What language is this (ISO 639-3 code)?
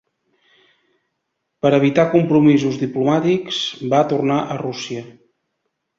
cat